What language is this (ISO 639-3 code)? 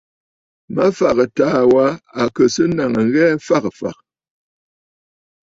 bfd